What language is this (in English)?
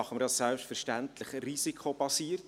Swiss German